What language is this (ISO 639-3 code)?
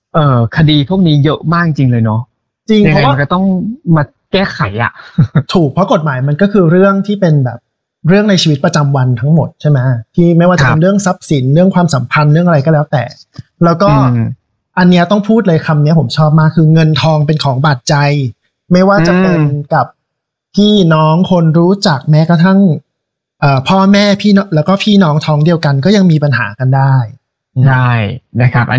tha